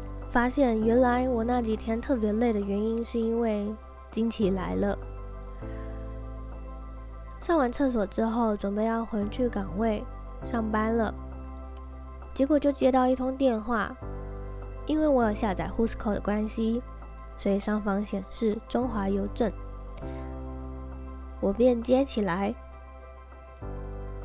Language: Chinese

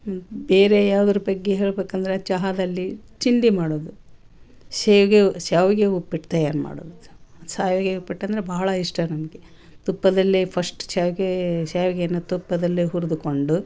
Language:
Kannada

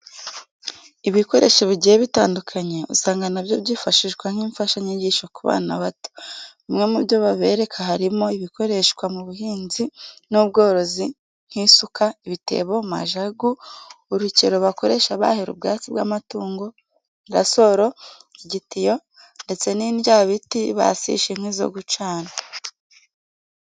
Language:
Kinyarwanda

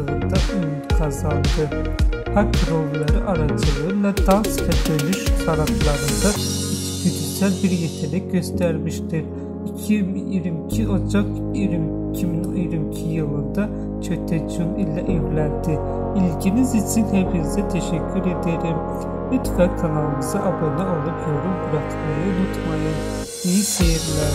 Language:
Turkish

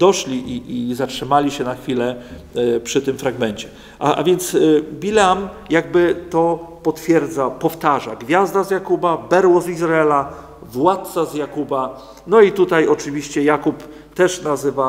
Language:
Polish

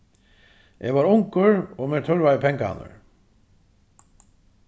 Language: Faroese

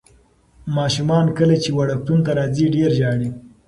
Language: Pashto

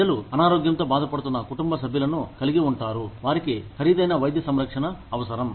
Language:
Telugu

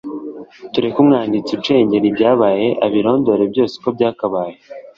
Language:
Kinyarwanda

